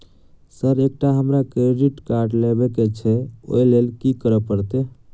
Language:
Maithili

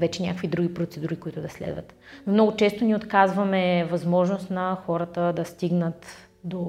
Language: Bulgarian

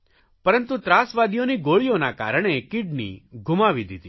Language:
Gujarati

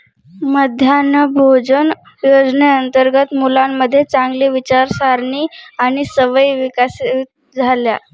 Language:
Marathi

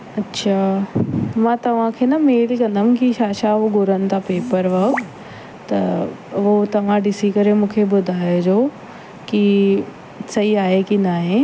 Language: Sindhi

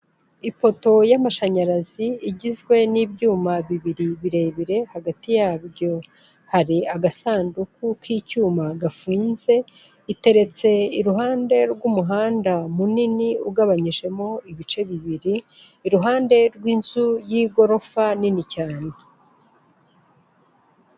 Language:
Kinyarwanda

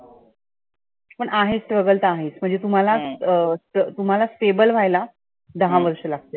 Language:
Marathi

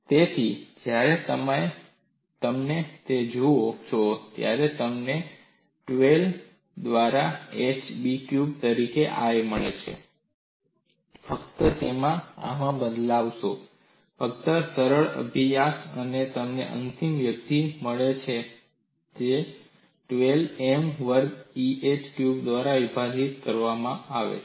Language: Gujarati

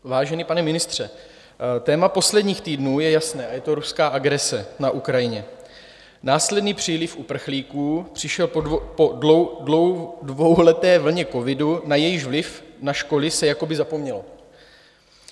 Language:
Czech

